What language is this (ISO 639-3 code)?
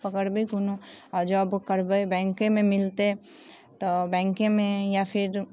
mai